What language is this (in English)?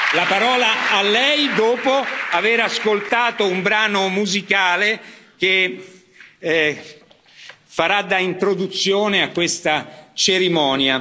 Italian